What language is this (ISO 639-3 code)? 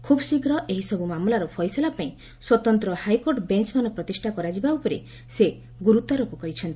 ori